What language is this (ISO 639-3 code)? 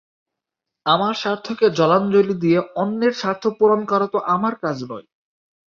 ben